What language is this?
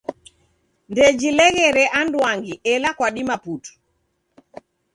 Taita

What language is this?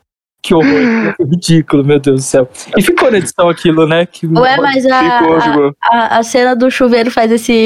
Portuguese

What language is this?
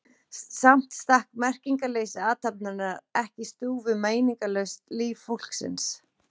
Icelandic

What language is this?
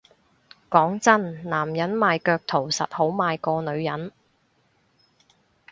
Cantonese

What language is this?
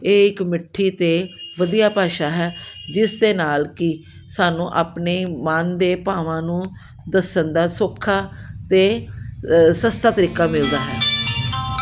Punjabi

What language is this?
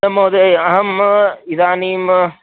Sanskrit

